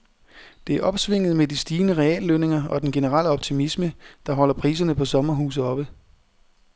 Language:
Danish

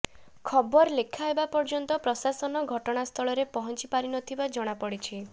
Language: Odia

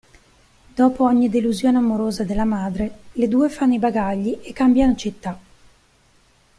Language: Italian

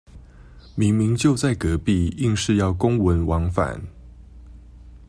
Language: Chinese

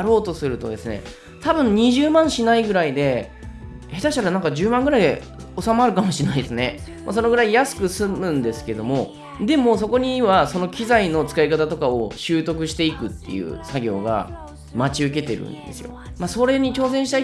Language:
Japanese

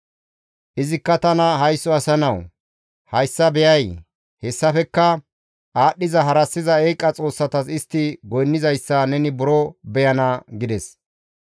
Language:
Gamo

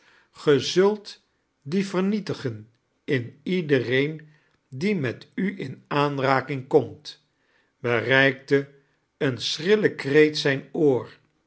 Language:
Dutch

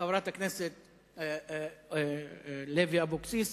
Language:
Hebrew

